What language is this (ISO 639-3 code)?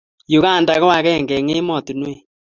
kln